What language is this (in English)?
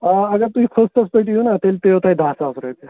Kashmiri